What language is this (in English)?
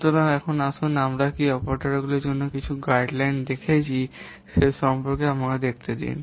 Bangla